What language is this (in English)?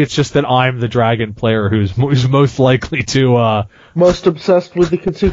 English